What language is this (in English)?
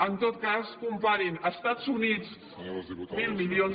Catalan